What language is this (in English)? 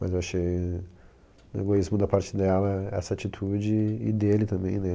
Portuguese